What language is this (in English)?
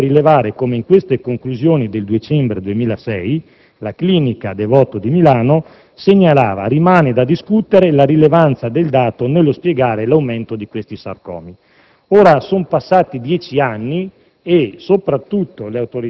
Italian